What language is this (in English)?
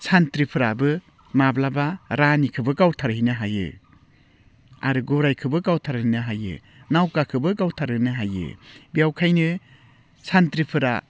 Bodo